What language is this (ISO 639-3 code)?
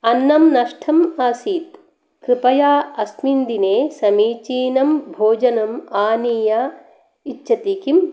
san